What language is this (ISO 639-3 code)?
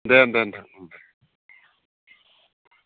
brx